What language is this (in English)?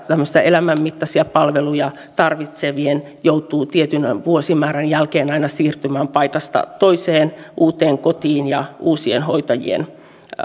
Finnish